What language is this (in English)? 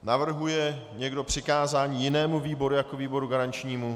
Czech